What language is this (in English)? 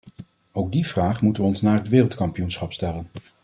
Dutch